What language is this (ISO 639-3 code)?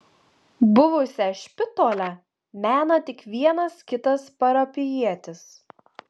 lit